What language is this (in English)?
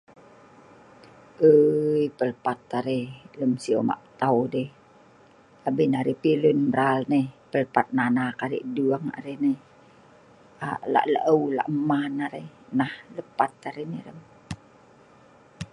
Sa'ban